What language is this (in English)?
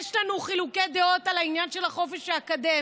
Hebrew